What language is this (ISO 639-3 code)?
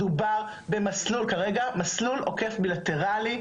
heb